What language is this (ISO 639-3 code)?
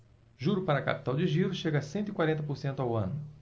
por